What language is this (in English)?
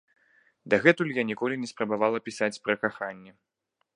Belarusian